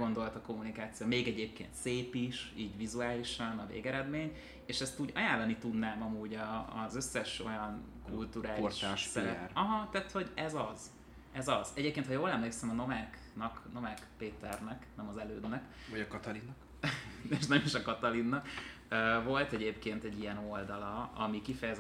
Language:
Hungarian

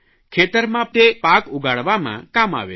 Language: Gujarati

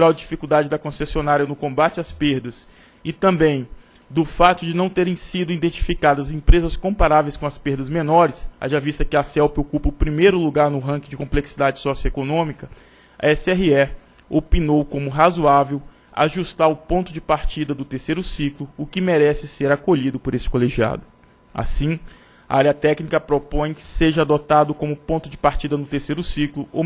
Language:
Portuguese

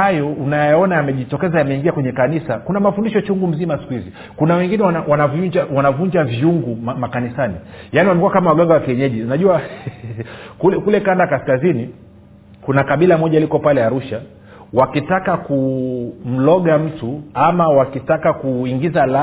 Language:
Swahili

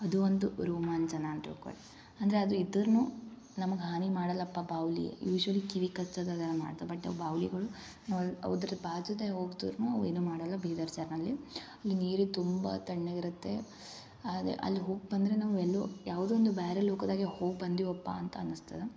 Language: Kannada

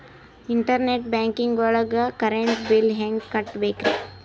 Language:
Kannada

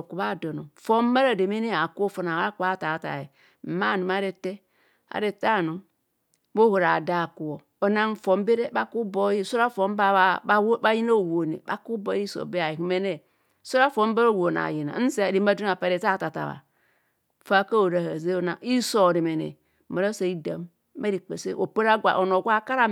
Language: Kohumono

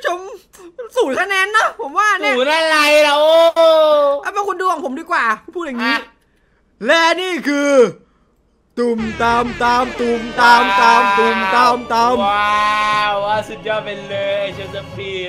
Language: Thai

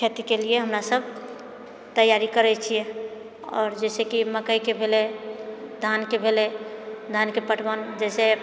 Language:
Maithili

